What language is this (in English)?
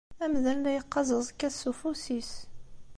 Kabyle